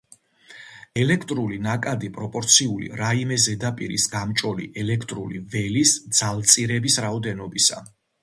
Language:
Georgian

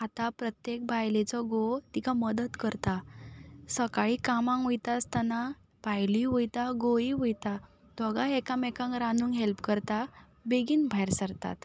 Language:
Konkani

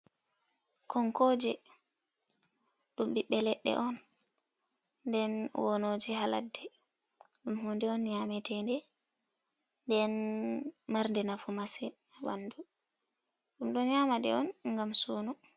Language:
Fula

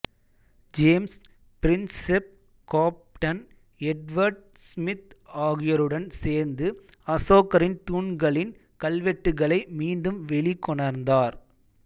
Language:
Tamil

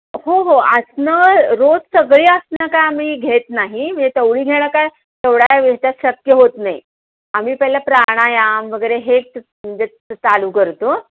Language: Marathi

